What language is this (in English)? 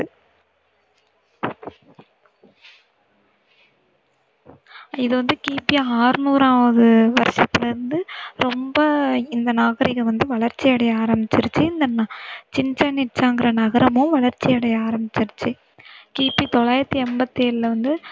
Tamil